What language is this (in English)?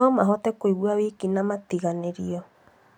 Kikuyu